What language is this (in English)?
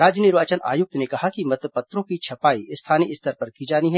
Hindi